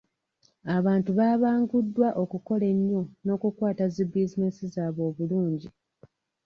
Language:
Ganda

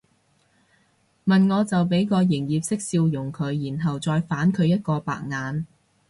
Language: Cantonese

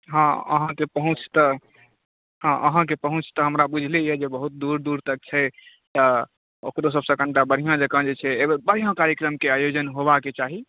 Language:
Maithili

